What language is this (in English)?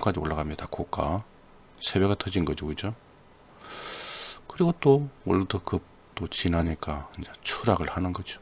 Korean